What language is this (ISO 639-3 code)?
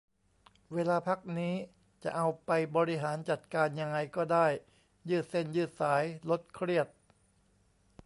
tha